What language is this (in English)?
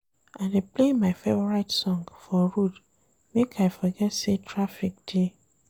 Nigerian Pidgin